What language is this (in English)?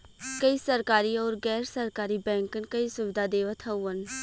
Bhojpuri